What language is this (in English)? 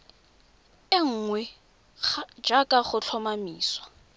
Tswana